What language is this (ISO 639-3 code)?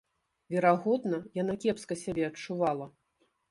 bel